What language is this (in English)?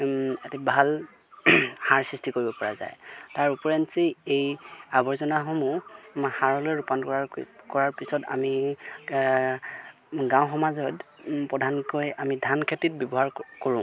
Assamese